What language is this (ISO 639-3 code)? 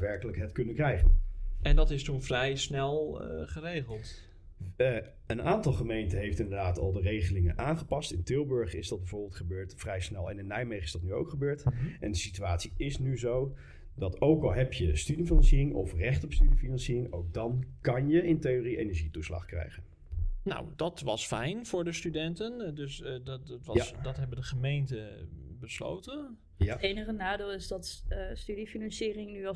nld